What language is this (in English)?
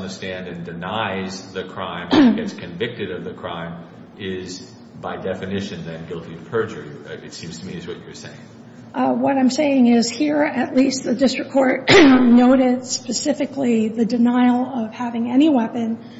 English